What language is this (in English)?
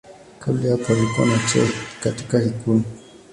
Swahili